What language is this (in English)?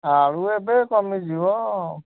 Odia